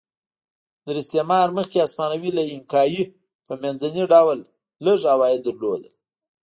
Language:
Pashto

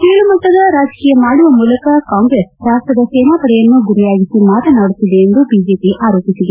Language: Kannada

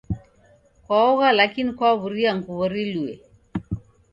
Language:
Taita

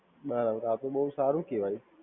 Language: Gujarati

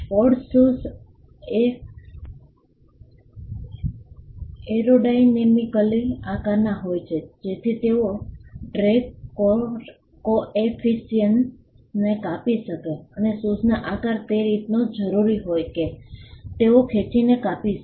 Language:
Gujarati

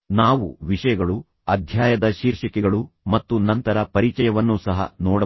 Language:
Kannada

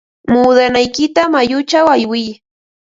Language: Ambo-Pasco Quechua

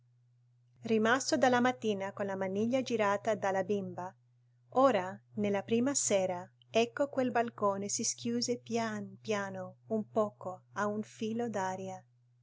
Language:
Italian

